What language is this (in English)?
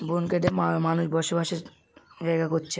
Bangla